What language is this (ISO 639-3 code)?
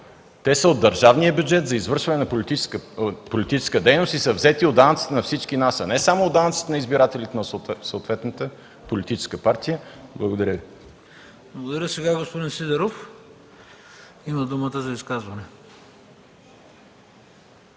bul